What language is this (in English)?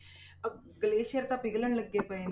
Punjabi